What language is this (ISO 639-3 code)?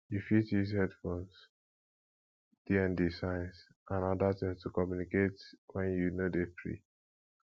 pcm